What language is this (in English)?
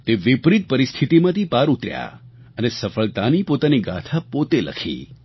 Gujarati